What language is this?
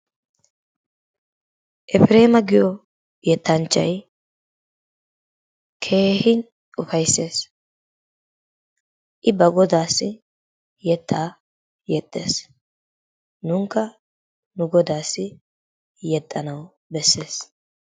Wolaytta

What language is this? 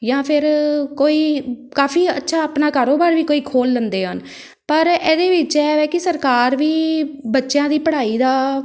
Punjabi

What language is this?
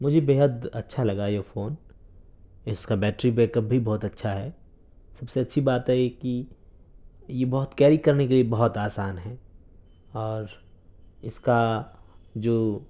Urdu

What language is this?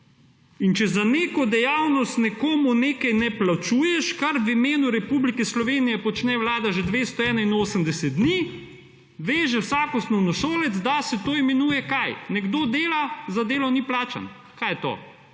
Slovenian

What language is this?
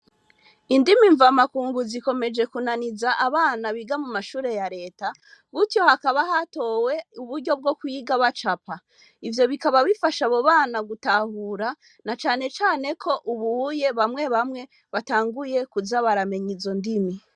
Rundi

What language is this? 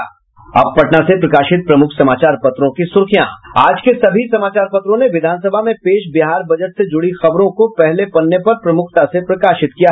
Hindi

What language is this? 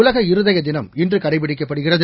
Tamil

